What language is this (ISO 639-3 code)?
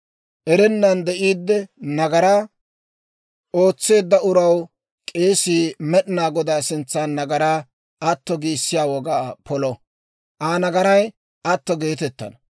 dwr